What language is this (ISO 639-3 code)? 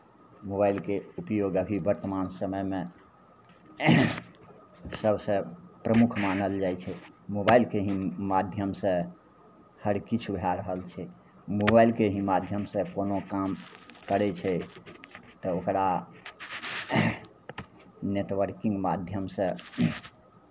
mai